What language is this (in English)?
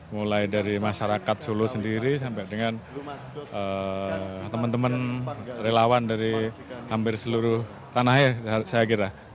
Indonesian